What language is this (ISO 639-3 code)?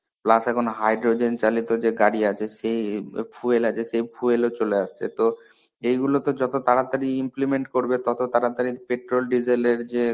ben